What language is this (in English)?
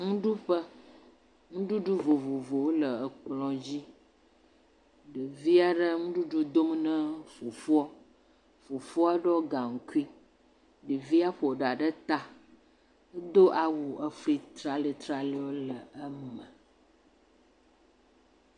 Ewe